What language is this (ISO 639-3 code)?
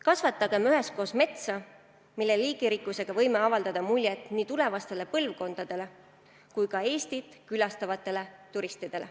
est